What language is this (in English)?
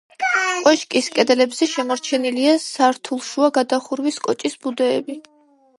Georgian